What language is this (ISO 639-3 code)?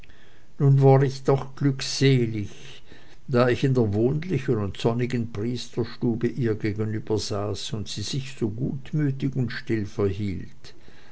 deu